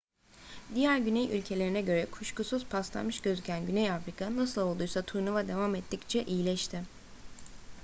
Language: Turkish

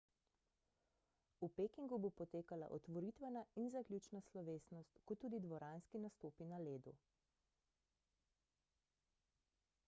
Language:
Slovenian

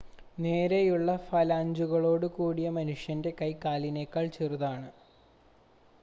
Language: Malayalam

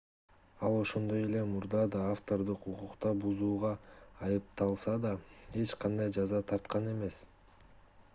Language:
Kyrgyz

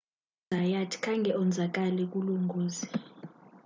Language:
Xhosa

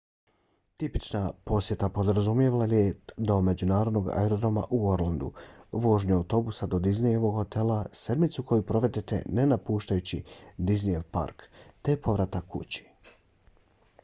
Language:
Bosnian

